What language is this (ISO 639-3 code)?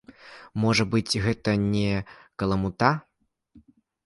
bel